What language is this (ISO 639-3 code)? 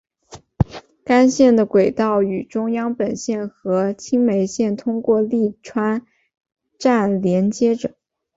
zho